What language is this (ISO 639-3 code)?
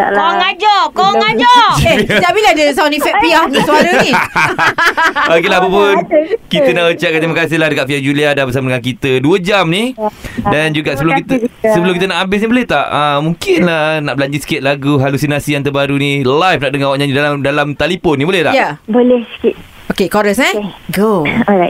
msa